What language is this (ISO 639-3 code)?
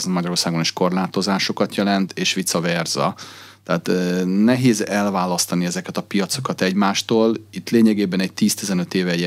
hun